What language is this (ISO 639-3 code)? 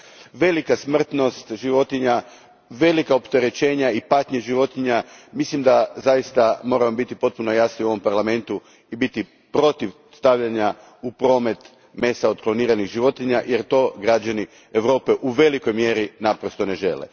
hrv